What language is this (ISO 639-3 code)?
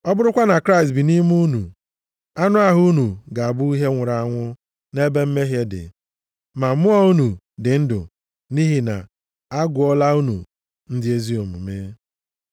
ibo